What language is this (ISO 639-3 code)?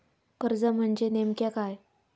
mar